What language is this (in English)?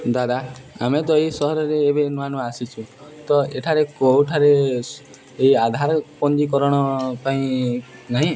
Odia